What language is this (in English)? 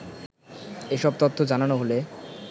Bangla